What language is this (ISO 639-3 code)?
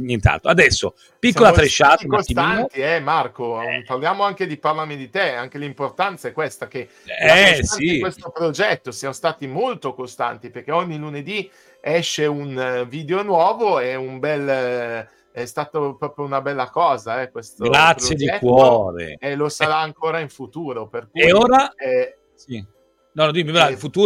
ita